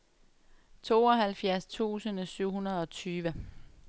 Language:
Danish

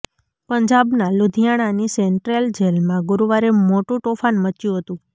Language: Gujarati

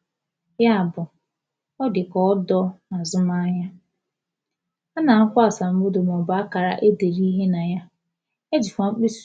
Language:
Igbo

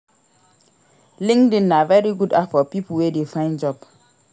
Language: Nigerian Pidgin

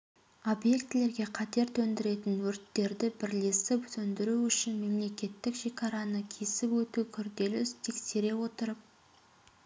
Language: Kazakh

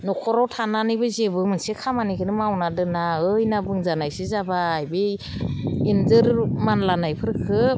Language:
Bodo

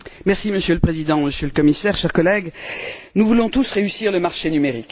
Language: French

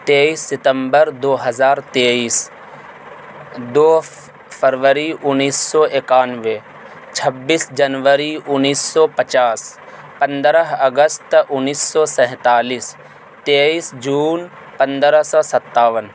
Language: Urdu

